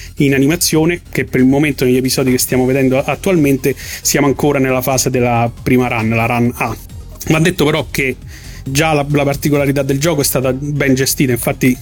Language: Italian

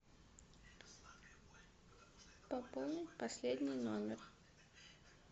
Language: Russian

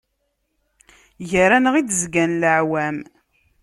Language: Kabyle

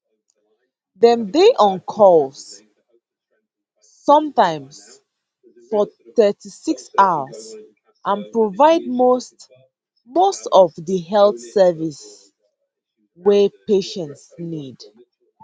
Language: Nigerian Pidgin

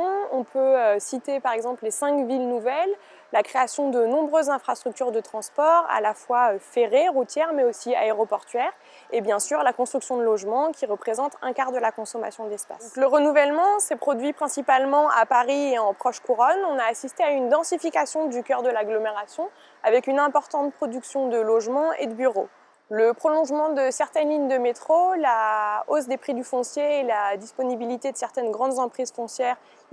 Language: French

